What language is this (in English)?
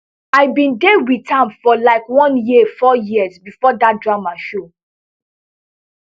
Nigerian Pidgin